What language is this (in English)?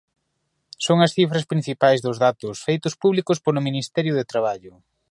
Galician